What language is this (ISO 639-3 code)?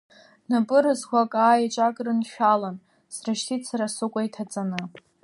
abk